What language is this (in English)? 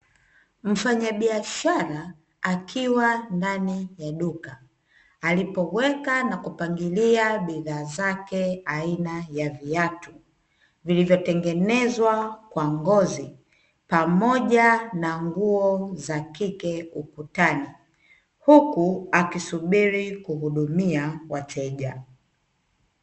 Swahili